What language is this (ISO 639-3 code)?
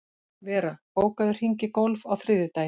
isl